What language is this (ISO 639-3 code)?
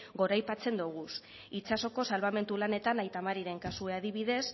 eus